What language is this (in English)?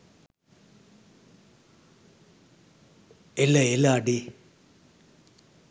Sinhala